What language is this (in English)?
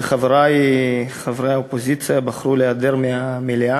Hebrew